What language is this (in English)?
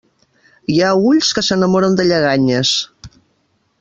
Catalan